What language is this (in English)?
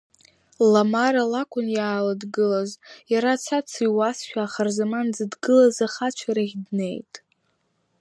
Abkhazian